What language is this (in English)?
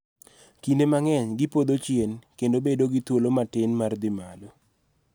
Luo (Kenya and Tanzania)